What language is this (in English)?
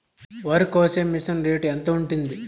Telugu